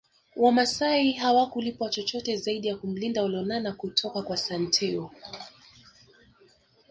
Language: Swahili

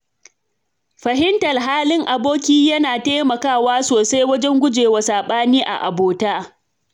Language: Hausa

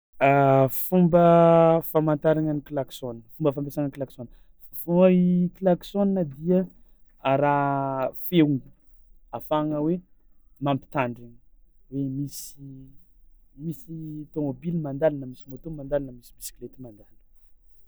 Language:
Tsimihety Malagasy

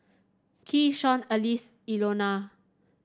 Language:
English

